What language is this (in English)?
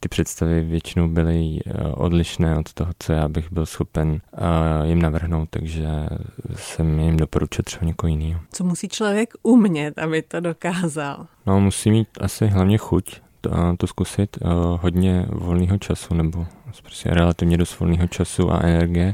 Czech